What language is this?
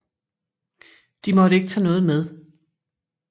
Danish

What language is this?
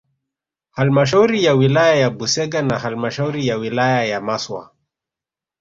Swahili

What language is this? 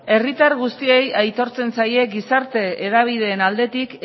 Basque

